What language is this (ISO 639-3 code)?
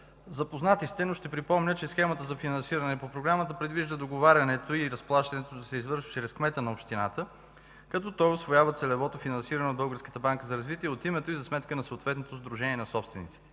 bul